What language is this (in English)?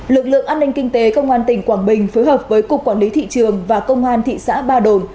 Vietnamese